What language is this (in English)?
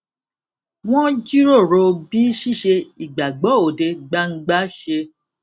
Yoruba